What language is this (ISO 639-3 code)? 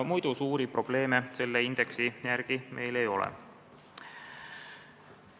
est